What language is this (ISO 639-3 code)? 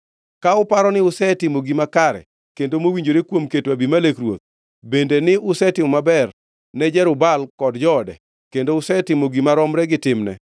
luo